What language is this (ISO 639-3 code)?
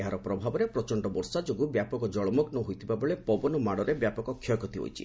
ori